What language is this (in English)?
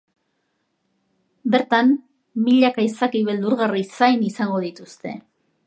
Basque